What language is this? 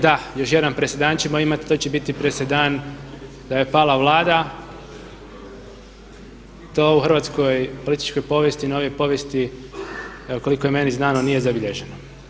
Croatian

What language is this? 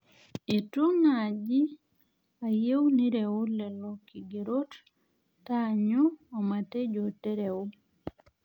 Masai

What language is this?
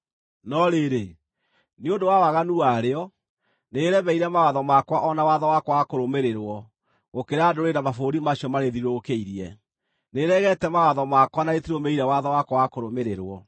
Kikuyu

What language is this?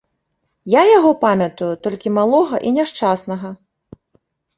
Belarusian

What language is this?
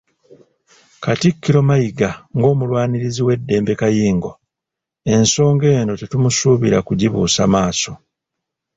Ganda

